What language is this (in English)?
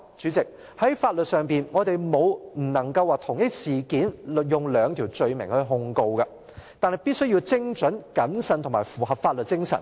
Cantonese